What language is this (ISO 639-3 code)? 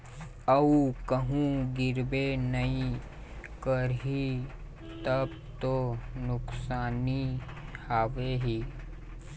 hne